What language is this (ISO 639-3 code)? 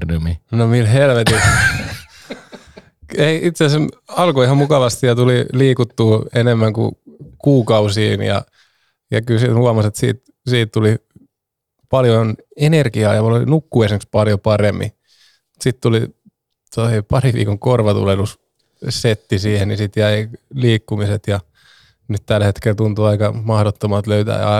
fin